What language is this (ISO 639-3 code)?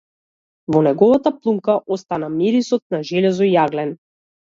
mkd